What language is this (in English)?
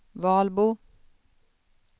Swedish